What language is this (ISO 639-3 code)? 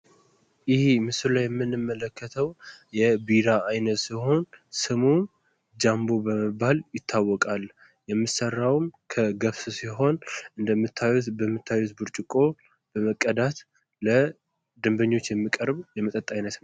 amh